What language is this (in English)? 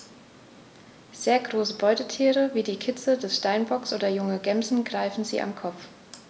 German